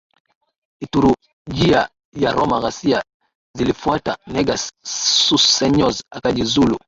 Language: Swahili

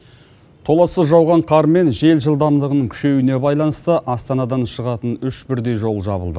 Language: Kazakh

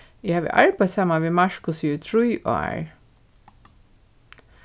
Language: Faroese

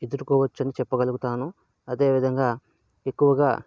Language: Telugu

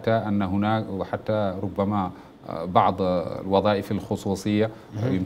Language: Arabic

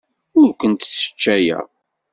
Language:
Kabyle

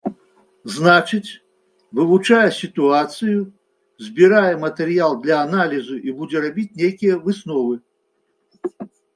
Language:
Belarusian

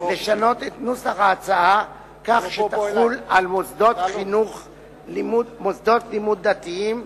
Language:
Hebrew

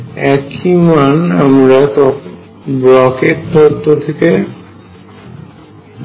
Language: Bangla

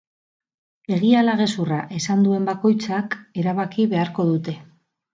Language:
Basque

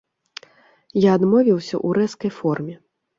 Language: Belarusian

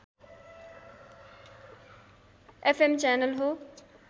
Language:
Nepali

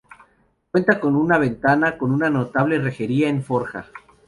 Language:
Spanish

